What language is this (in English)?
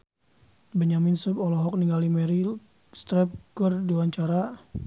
Sundanese